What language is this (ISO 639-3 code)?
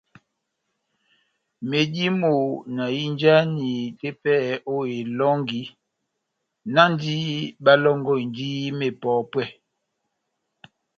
bnm